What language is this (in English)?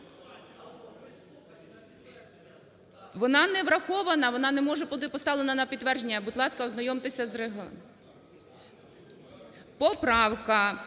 Ukrainian